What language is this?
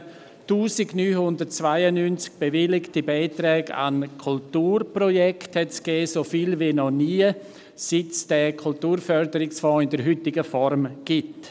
Swiss German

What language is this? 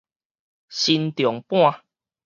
Min Nan Chinese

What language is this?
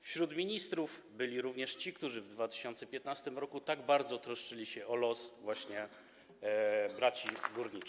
Polish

